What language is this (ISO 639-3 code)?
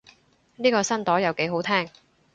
yue